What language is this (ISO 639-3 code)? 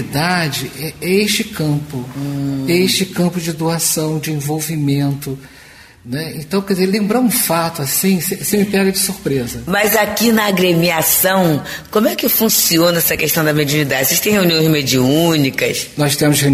por